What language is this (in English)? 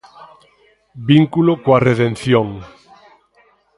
Galician